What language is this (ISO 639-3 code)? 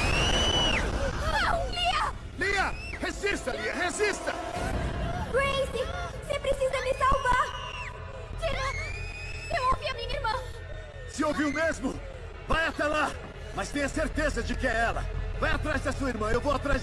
por